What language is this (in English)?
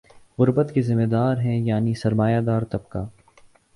Urdu